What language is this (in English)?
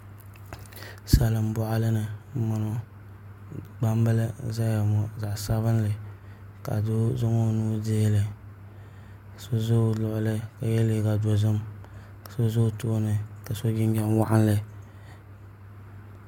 Dagbani